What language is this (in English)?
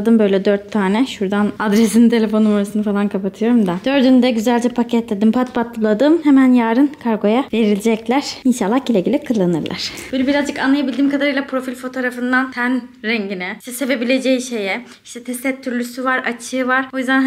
Turkish